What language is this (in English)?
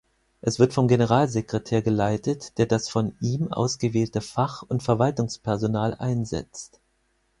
German